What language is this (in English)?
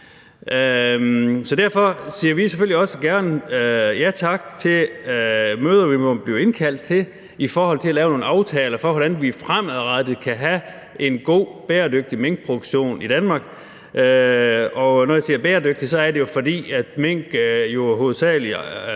Danish